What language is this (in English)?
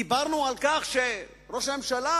Hebrew